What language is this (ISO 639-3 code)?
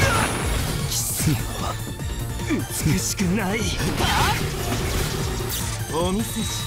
jpn